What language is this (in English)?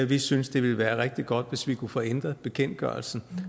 Danish